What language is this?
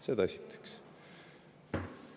Estonian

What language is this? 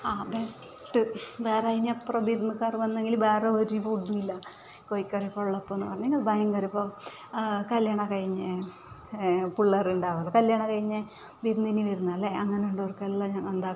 Malayalam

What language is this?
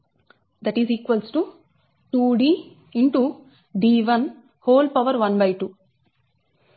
Telugu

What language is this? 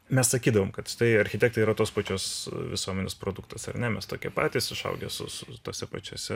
Lithuanian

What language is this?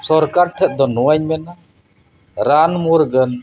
Santali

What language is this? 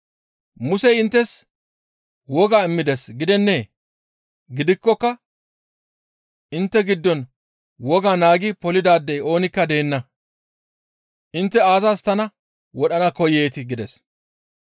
Gamo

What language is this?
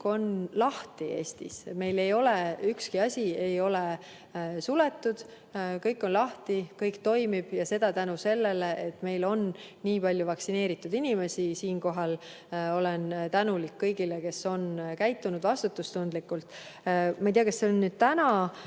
Estonian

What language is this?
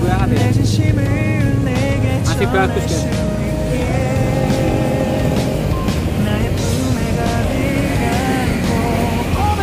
Indonesian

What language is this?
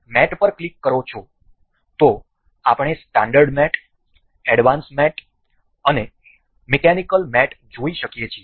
Gujarati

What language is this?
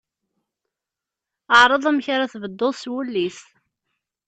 Kabyle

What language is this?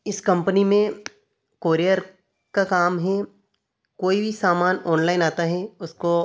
Hindi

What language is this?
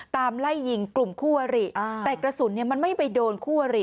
Thai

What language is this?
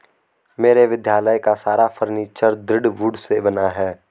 Hindi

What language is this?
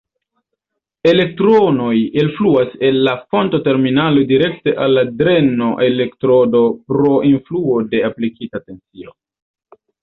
Esperanto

